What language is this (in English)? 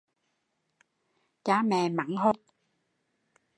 Vietnamese